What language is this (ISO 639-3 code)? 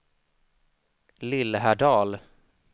swe